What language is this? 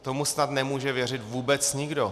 Czech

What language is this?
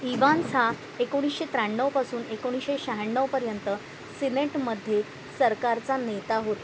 Marathi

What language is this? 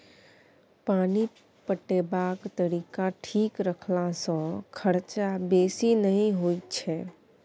Maithili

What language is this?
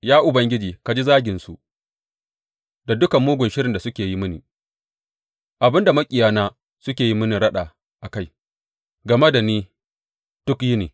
Hausa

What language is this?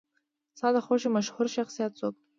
Pashto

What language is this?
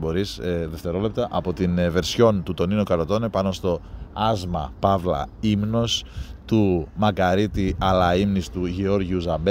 Greek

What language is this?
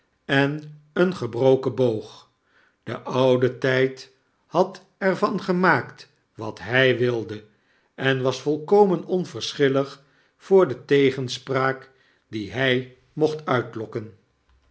Dutch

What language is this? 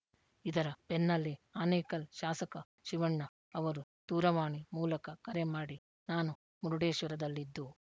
Kannada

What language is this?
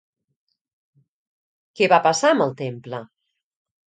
Catalan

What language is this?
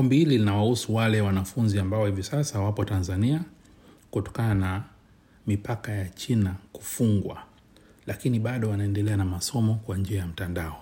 Swahili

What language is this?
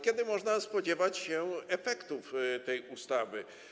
Polish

